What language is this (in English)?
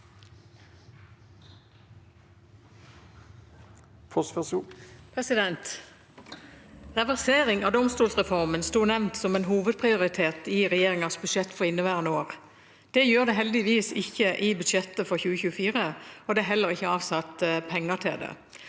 Norwegian